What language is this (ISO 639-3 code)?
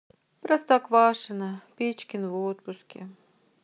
rus